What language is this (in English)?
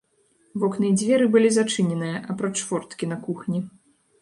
Belarusian